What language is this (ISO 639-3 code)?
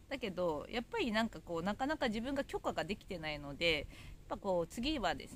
jpn